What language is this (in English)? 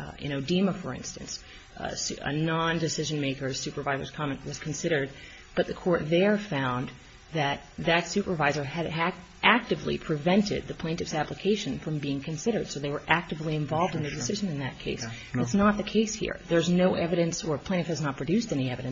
English